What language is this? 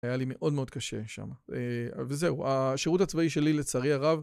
Hebrew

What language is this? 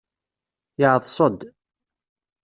Kabyle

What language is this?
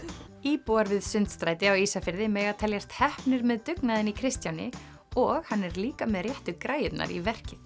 Icelandic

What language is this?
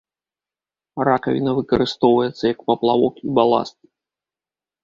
Belarusian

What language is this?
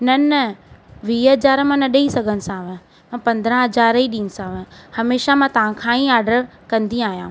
Sindhi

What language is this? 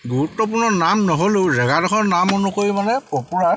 Assamese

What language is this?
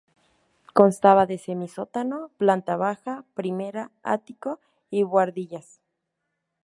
Spanish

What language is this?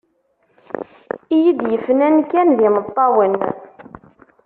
Kabyle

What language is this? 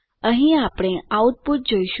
Gujarati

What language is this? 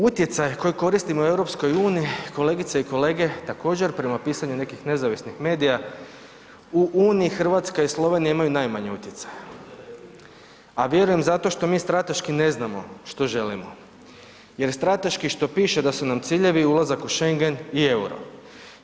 Croatian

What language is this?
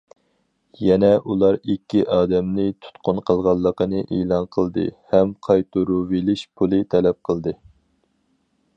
Uyghur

